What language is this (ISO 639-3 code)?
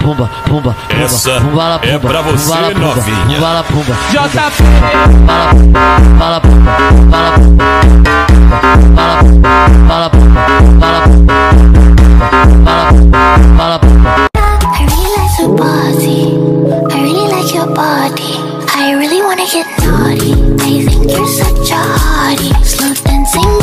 por